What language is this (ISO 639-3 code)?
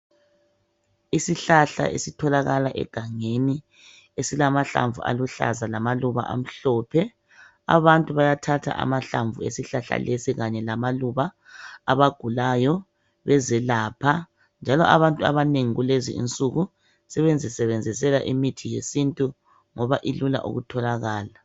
nde